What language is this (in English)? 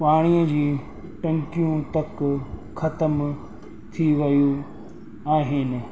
Sindhi